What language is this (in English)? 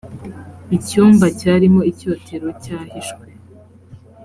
Kinyarwanda